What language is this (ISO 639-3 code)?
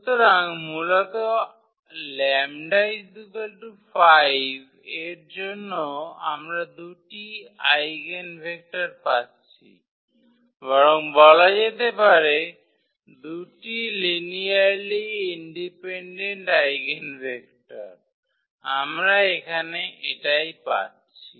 ben